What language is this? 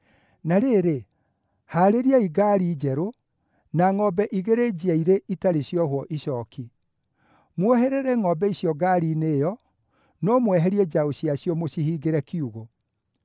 Kikuyu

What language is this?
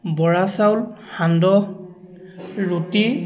Assamese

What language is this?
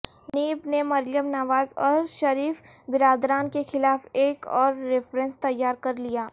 Urdu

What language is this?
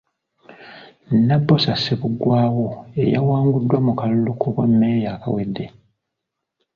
Ganda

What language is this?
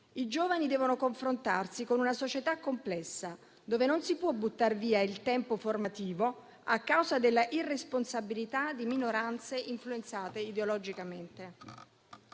Italian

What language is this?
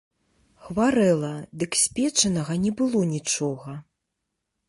Belarusian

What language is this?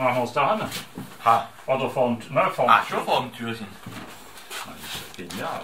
German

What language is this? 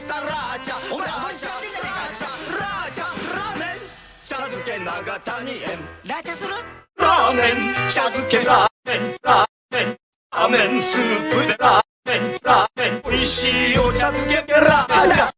Japanese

